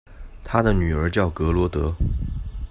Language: Chinese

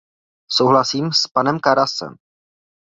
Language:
Czech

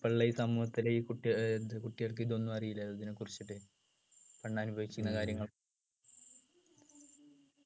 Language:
Malayalam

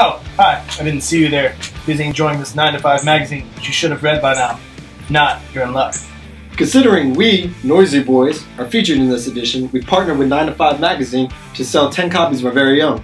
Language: English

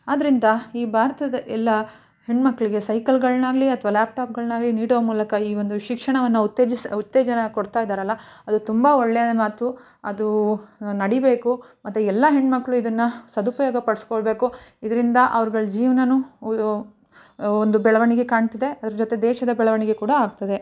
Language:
Kannada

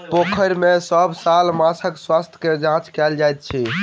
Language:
Maithili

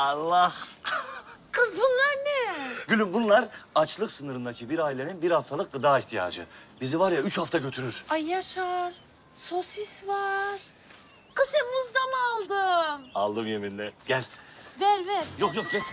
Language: Turkish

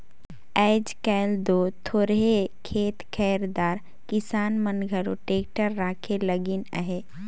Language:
Chhattisgarhi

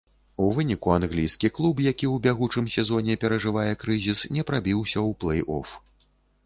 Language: Belarusian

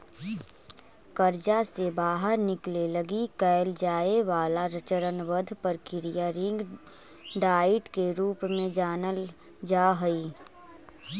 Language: Magahi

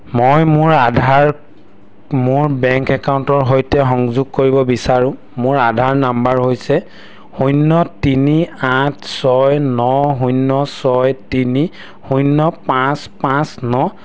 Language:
Assamese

